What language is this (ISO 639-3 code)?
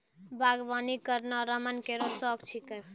mai